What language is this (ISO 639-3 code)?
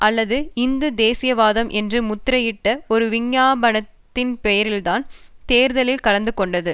tam